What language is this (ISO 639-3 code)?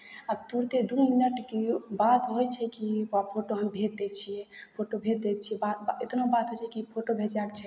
mai